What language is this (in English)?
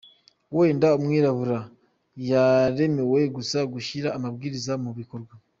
Kinyarwanda